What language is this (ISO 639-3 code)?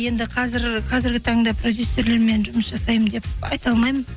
kaz